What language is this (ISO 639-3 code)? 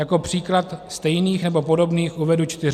ces